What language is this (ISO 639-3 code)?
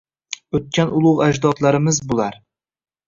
uzb